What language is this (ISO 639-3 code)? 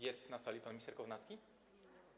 pol